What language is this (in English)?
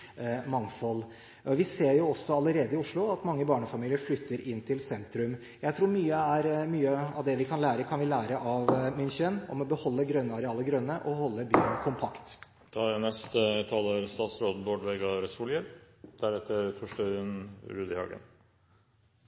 Norwegian